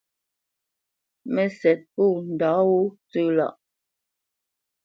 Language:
Bamenyam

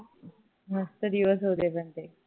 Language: Marathi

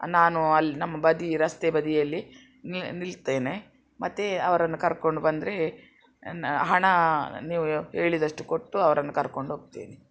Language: Kannada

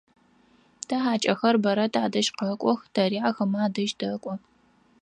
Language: Adyghe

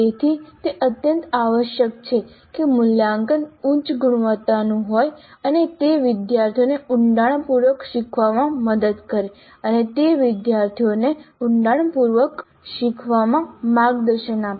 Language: Gujarati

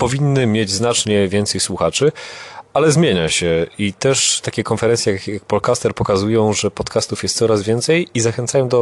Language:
Polish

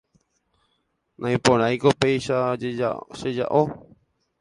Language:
Guarani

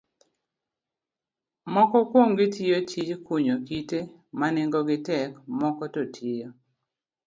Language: Luo (Kenya and Tanzania)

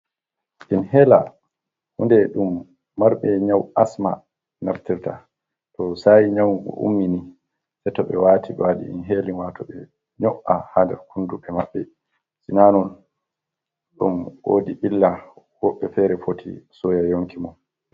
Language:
Fula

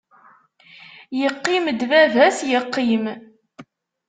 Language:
Kabyle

